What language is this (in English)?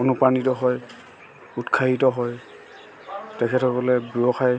Assamese